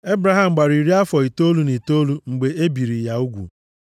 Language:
Igbo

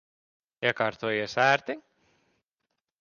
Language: Latvian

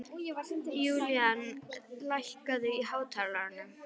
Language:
Icelandic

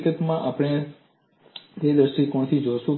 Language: Gujarati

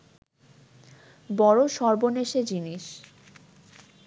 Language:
Bangla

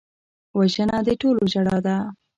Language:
Pashto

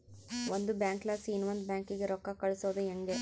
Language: Kannada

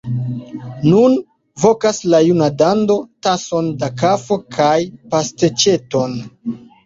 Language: Esperanto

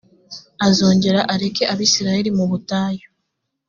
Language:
Kinyarwanda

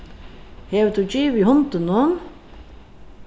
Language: Faroese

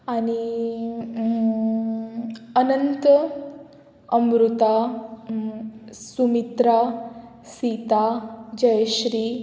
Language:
Konkani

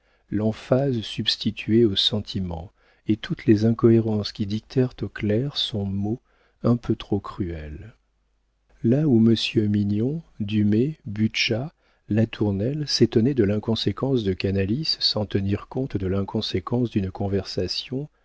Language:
French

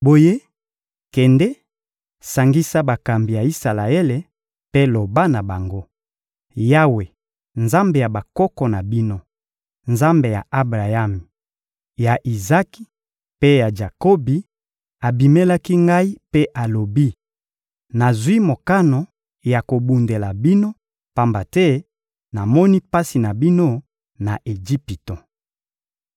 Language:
Lingala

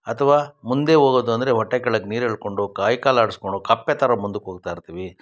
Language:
Kannada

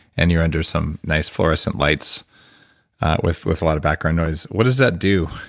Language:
English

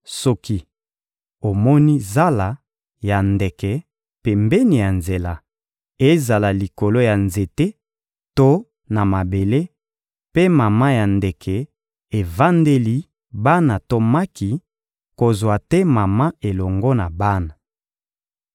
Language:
Lingala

